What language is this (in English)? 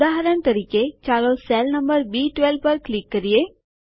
Gujarati